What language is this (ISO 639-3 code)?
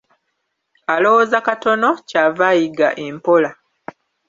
lug